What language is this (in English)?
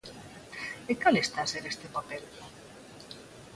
Galician